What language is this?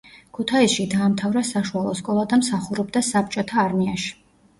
Georgian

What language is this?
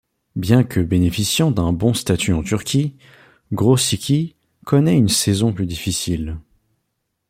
French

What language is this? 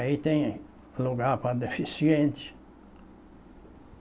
Portuguese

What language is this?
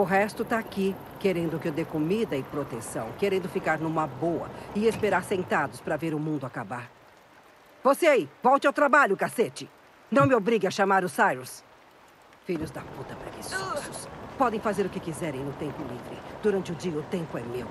Portuguese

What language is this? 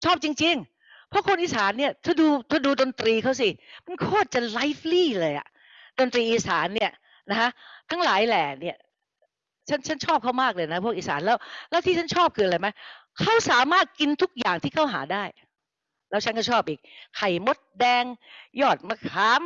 Thai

